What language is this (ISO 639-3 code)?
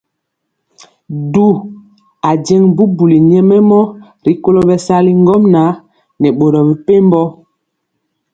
mcx